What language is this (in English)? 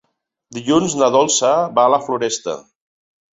Catalan